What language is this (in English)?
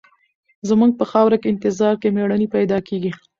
Pashto